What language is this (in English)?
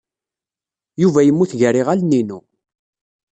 Kabyle